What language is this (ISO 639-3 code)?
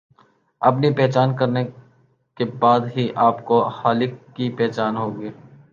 urd